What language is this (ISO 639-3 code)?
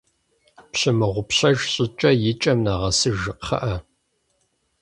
kbd